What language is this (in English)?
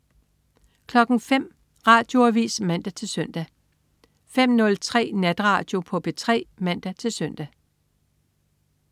Danish